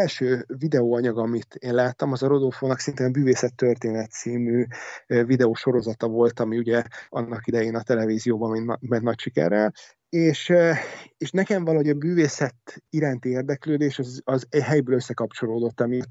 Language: Hungarian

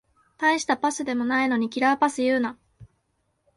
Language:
Japanese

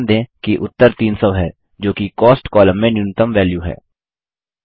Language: Hindi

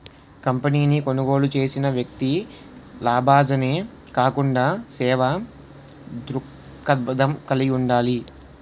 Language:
Telugu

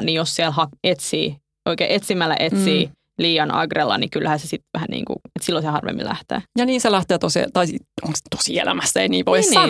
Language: Finnish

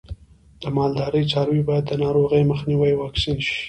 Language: Pashto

